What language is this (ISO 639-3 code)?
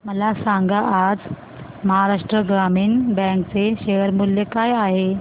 mar